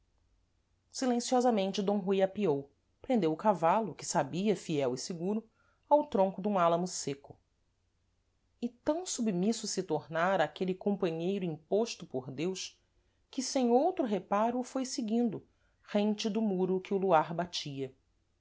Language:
Portuguese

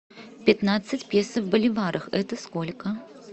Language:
Russian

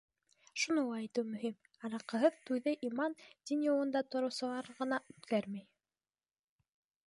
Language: Bashkir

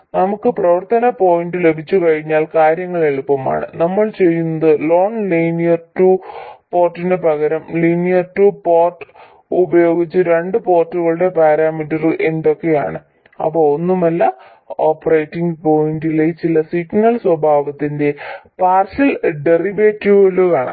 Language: Malayalam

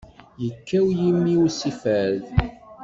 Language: Kabyle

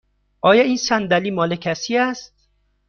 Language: Persian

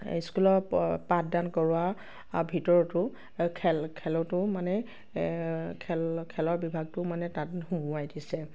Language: Assamese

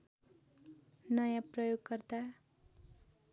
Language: Nepali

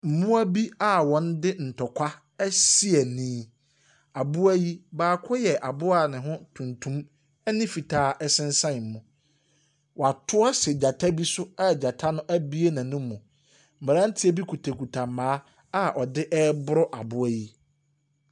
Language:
Akan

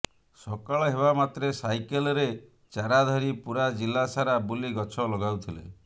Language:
Odia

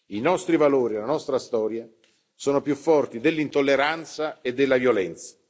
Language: Italian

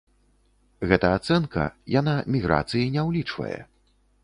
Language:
Belarusian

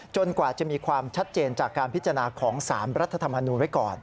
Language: Thai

